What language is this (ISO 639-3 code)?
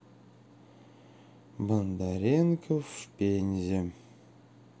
rus